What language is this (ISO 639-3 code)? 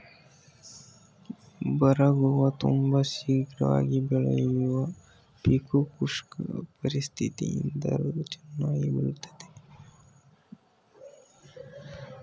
kan